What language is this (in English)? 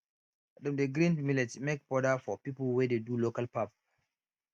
Nigerian Pidgin